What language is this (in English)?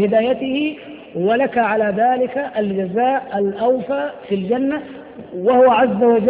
Arabic